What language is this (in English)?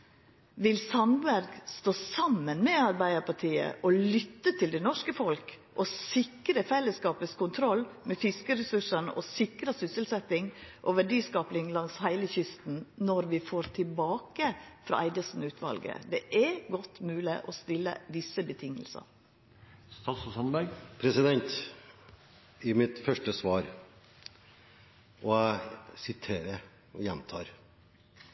Norwegian